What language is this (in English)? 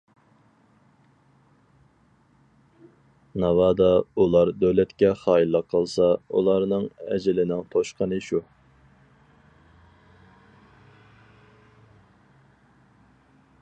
Uyghur